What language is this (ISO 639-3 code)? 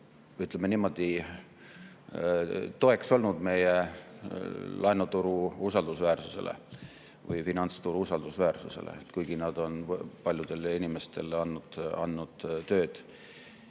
est